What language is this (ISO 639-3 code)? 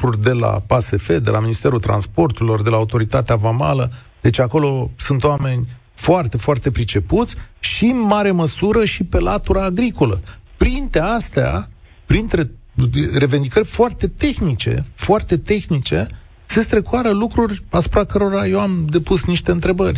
ron